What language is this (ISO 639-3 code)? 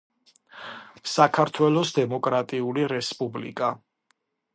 kat